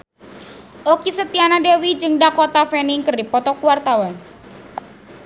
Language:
Sundanese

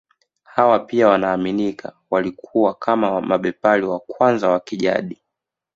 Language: Swahili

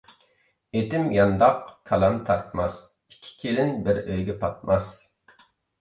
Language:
Uyghur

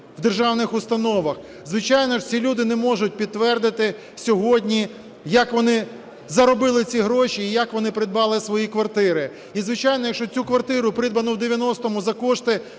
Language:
Ukrainian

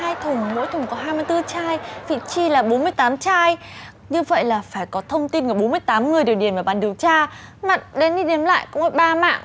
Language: Vietnamese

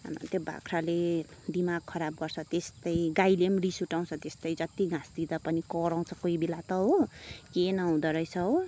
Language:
Nepali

